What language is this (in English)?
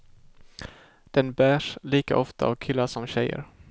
Swedish